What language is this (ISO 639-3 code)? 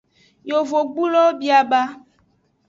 ajg